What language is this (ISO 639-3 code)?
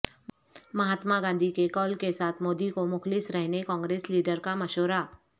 urd